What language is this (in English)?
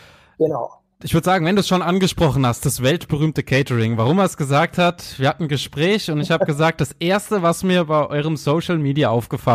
German